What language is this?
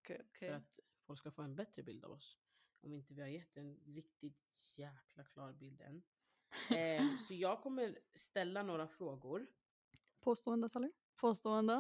Swedish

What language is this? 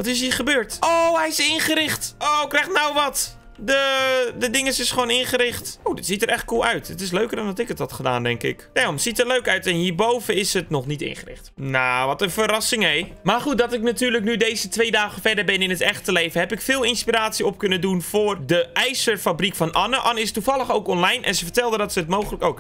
Dutch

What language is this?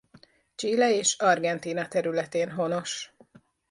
Hungarian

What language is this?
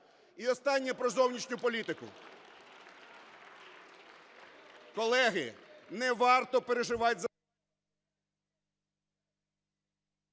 Ukrainian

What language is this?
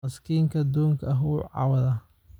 Somali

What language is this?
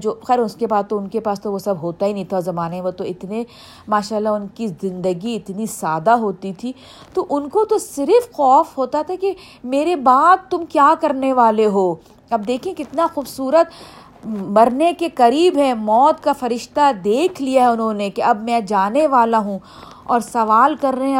Urdu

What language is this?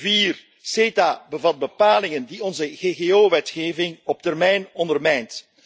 Dutch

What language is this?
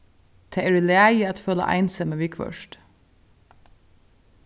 Faroese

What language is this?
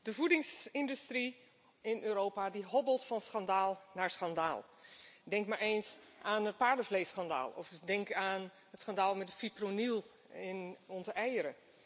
Dutch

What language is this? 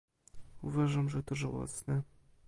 Polish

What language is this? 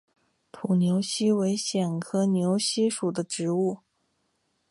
Chinese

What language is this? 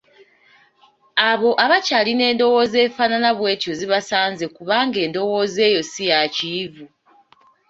Ganda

